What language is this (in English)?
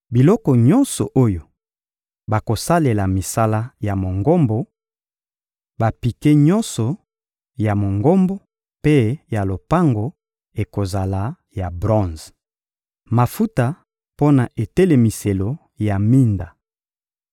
Lingala